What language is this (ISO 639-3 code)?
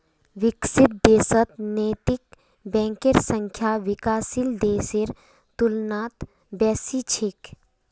mag